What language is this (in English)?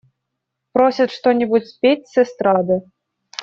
Russian